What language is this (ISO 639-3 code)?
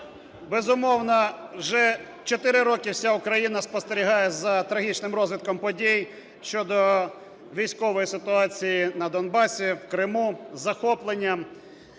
ukr